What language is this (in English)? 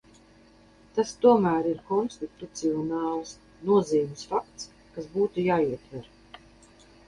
Latvian